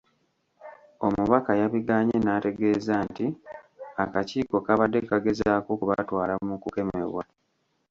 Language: Ganda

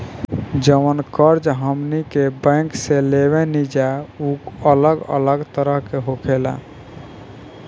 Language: Bhojpuri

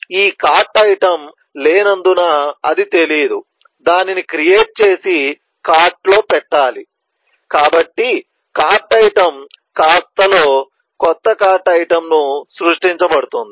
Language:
Telugu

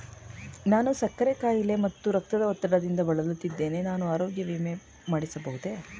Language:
Kannada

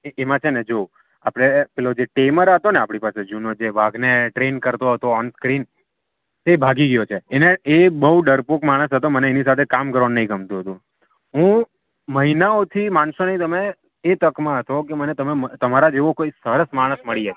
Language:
Gujarati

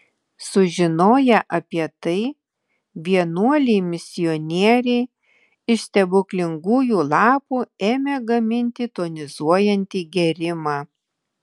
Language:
Lithuanian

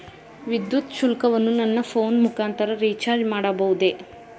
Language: Kannada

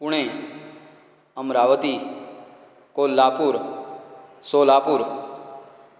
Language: Konkani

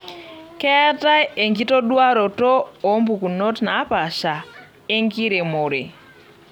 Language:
Masai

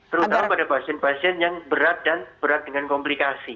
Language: Indonesian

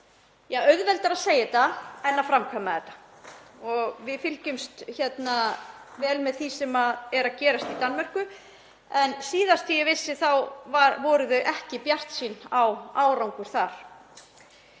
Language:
Icelandic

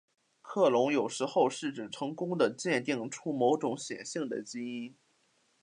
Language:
Chinese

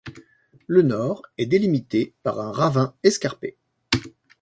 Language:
French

